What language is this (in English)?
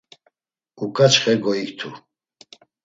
Laz